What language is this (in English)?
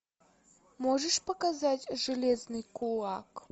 Russian